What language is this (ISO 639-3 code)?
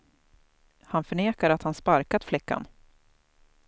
swe